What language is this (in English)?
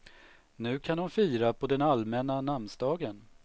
Swedish